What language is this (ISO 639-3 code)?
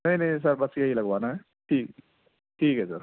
urd